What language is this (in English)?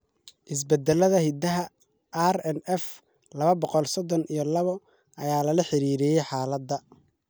Somali